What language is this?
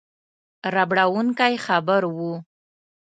Pashto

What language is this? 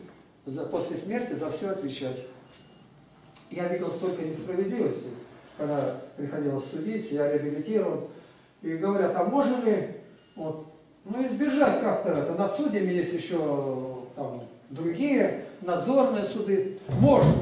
Russian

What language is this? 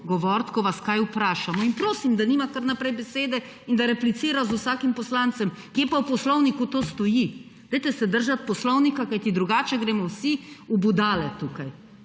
Slovenian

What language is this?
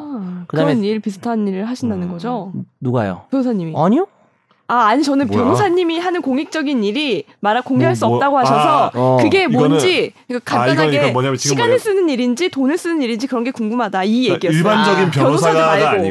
Korean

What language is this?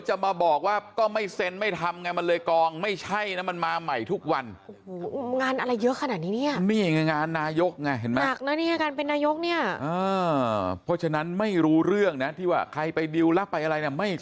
Thai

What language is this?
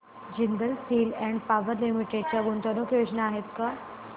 Marathi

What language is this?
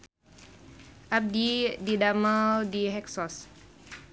Sundanese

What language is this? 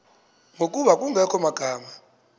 Xhosa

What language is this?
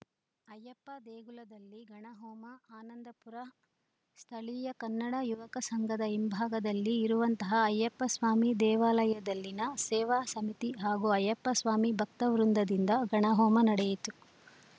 Kannada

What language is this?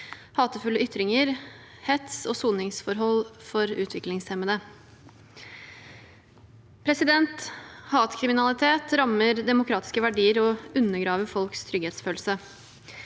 Norwegian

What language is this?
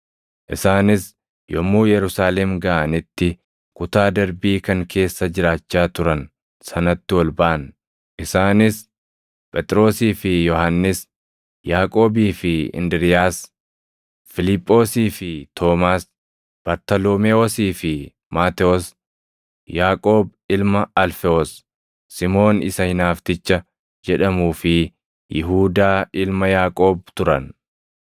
Oromo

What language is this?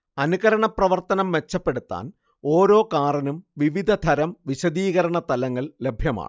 Malayalam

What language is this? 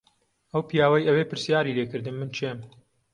Central Kurdish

